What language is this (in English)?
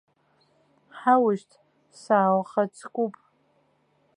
Abkhazian